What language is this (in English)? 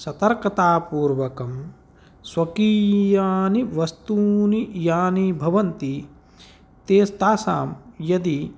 Sanskrit